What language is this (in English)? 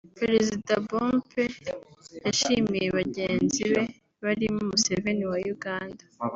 Kinyarwanda